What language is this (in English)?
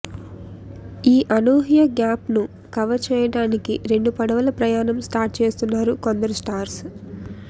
Telugu